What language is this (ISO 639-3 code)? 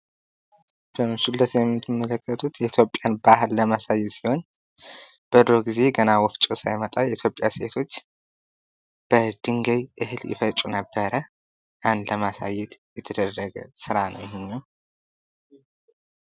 amh